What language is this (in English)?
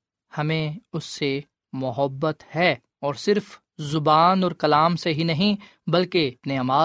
Urdu